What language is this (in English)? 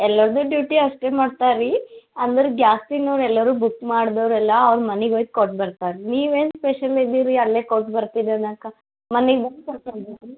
Kannada